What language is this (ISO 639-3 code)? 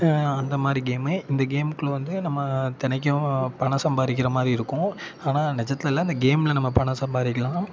tam